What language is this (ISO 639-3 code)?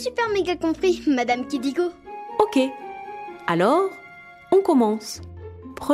fra